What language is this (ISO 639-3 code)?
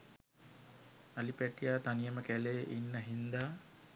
sin